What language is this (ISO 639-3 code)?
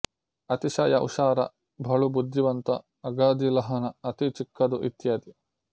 kan